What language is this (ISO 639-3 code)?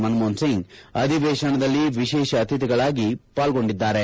kan